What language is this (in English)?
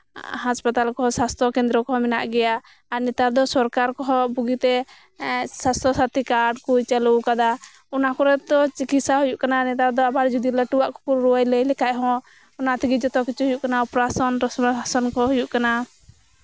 Santali